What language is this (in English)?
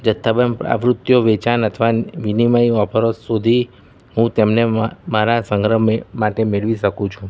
Gujarati